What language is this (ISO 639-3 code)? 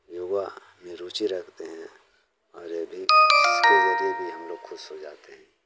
hin